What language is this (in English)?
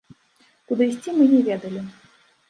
Belarusian